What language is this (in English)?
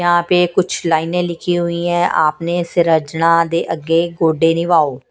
Hindi